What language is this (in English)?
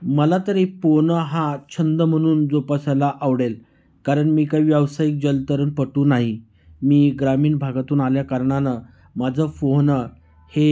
Marathi